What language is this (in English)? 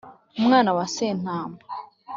Kinyarwanda